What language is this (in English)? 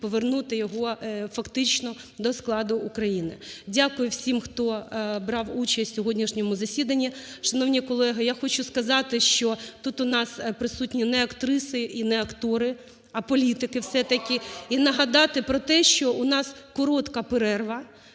Ukrainian